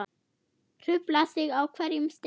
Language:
Icelandic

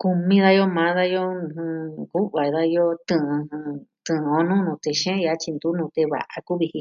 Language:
Southwestern Tlaxiaco Mixtec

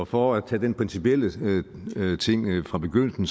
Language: Danish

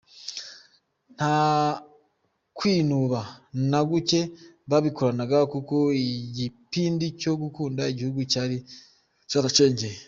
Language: Kinyarwanda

